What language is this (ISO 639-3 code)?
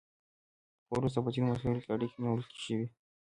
pus